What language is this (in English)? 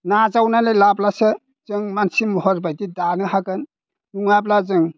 Bodo